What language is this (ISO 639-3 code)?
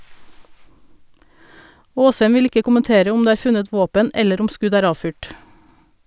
nor